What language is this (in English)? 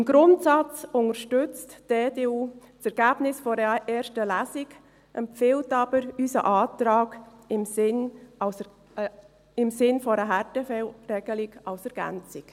Swiss German